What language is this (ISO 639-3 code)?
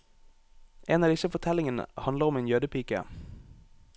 nor